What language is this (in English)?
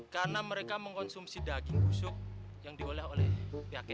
Indonesian